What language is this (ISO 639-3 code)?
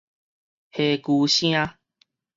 nan